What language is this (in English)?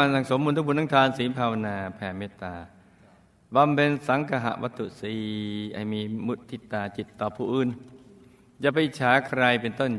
Thai